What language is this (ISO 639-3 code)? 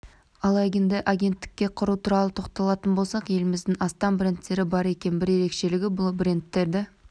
kaz